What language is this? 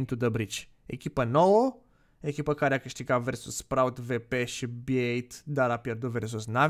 Romanian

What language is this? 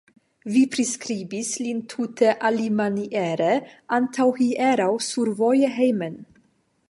Esperanto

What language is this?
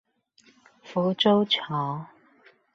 Chinese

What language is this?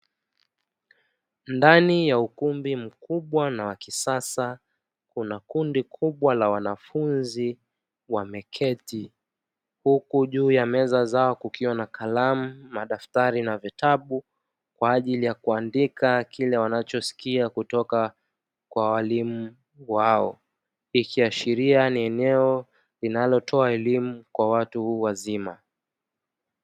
Swahili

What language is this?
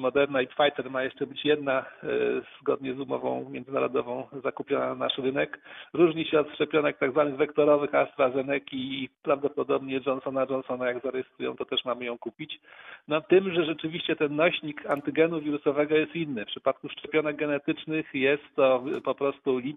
Polish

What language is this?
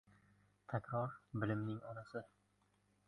Uzbek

